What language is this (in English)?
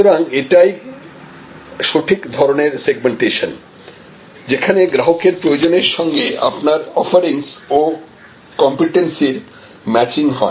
Bangla